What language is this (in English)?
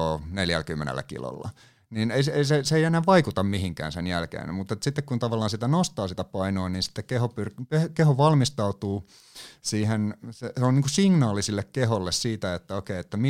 Finnish